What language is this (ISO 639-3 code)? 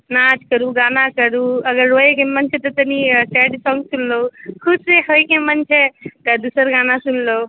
mai